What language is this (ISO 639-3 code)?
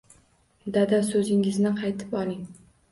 uzb